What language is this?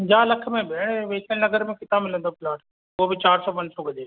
Sindhi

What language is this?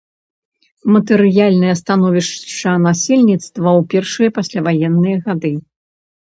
Belarusian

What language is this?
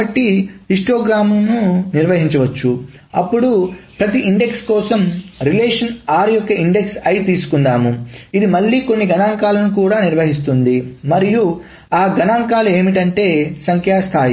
Telugu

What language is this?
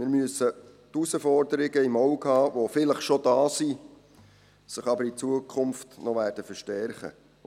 Swiss German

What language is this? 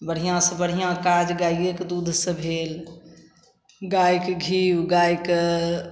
Maithili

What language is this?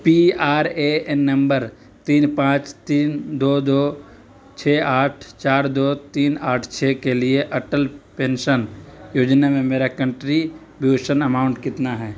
Urdu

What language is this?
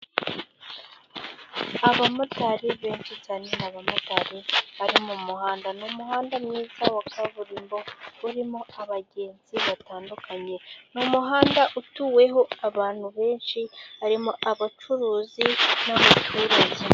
Kinyarwanda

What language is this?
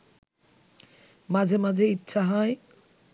Bangla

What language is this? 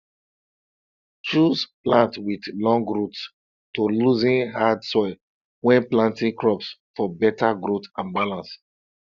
Nigerian Pidgin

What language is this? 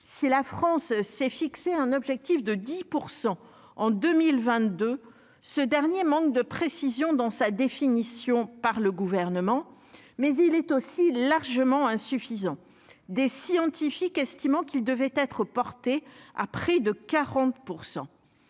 French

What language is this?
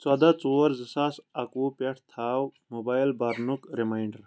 Kashmiri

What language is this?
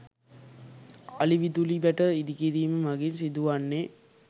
Sinhala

